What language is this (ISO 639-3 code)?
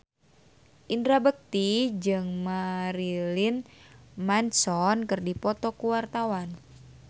sun